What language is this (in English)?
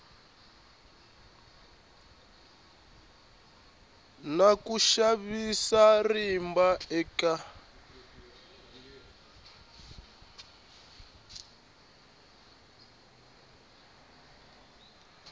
Tsonga